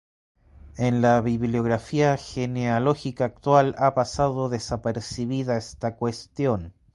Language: Spanish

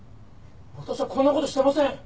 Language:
Japanese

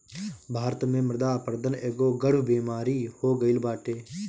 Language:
Bhojpuri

